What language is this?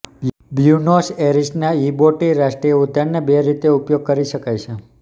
Gujarati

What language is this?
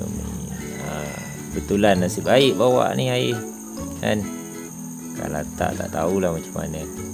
Malay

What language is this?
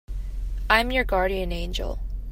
English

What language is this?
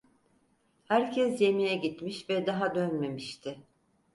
Turkish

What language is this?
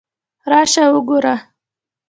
Pashto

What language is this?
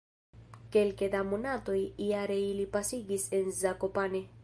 Esperanto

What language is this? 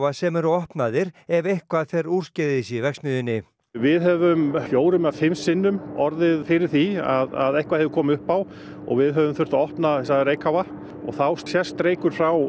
Icelandic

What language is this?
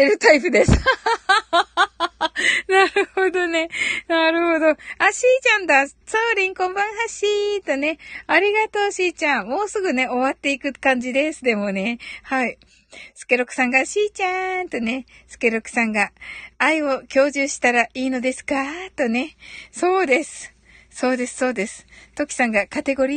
Japanese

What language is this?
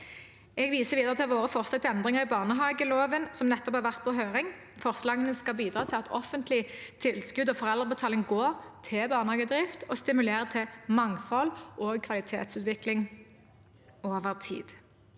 Norwegian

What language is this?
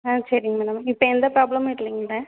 Tamil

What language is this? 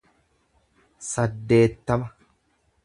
Oromo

